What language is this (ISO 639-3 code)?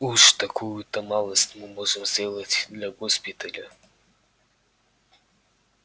rus